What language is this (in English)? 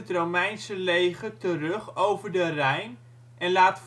Dutch